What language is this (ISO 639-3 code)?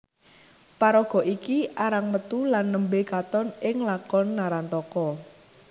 jav